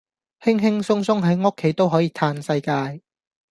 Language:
Cantonese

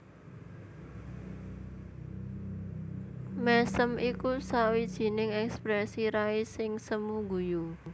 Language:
Javanese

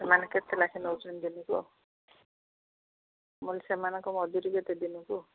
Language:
Odia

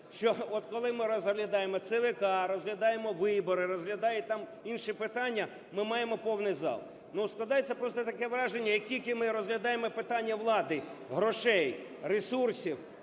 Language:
Ukrainian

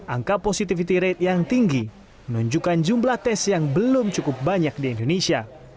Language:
Indonesian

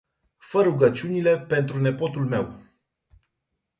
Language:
Romanian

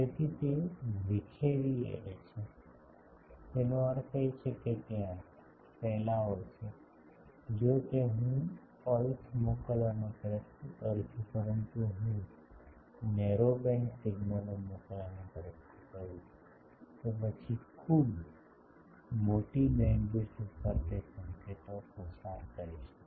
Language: Gujarati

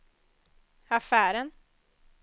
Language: Swedish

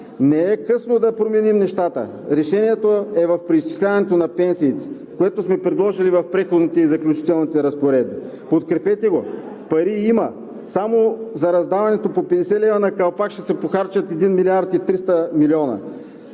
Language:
Bulgarian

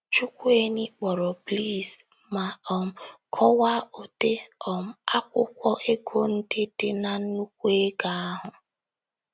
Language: Igbo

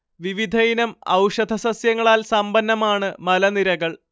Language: Malayalam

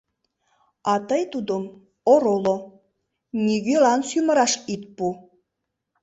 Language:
Mari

